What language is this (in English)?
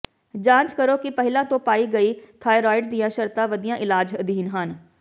Punjabi